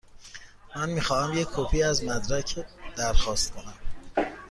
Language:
Persian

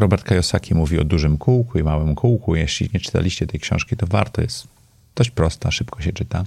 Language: Polish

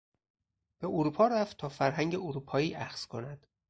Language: Persian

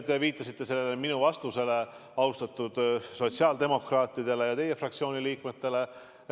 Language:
Estonian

